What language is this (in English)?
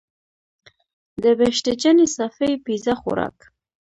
Pashto